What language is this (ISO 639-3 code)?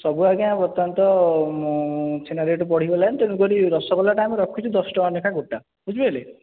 ori